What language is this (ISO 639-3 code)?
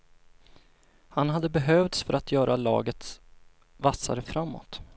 swe